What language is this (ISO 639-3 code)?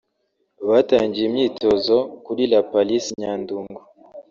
kin